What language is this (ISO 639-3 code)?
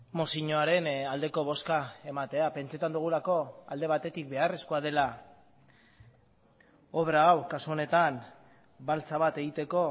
eus